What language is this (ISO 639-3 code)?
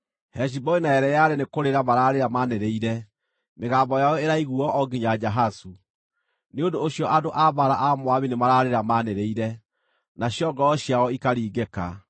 kik